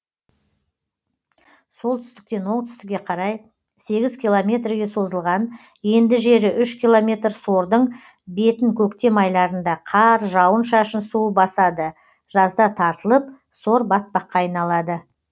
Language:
Kazakh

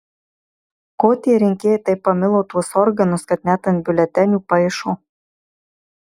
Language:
Lithuanian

